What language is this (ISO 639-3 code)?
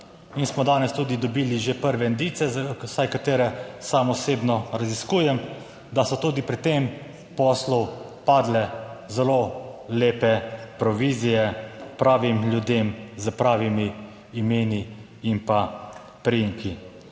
slv